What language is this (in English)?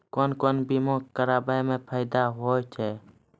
Maithili